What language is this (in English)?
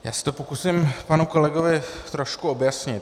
Czech